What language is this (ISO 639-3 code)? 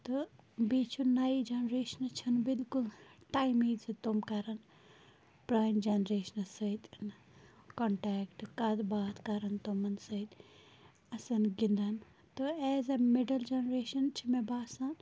kas